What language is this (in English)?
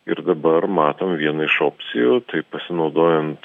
Lithuanian